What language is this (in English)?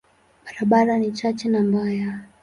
Swahili